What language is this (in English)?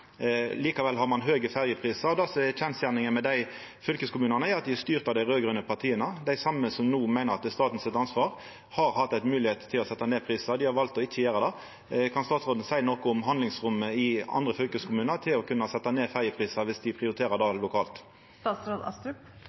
Norwegian Nynorsk